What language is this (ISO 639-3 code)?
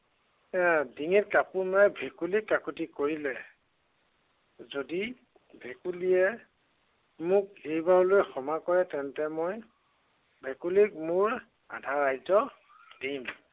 asm